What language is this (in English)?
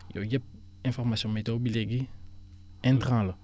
Wolof